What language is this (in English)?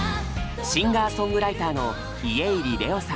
Japanese